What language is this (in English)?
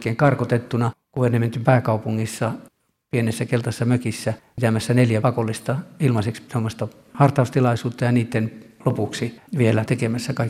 Finnish